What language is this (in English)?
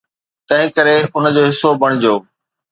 Sindhi